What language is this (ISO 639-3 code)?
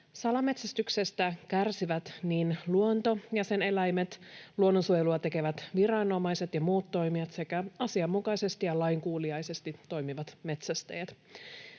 fin